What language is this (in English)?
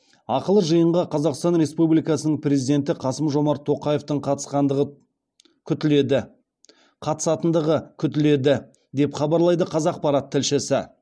Kazakh